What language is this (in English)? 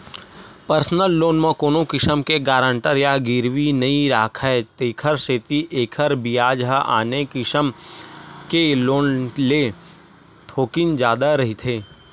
Chhattisgarhi